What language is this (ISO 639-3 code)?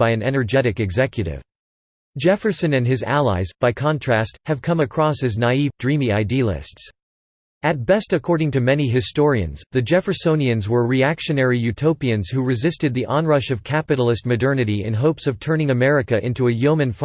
eng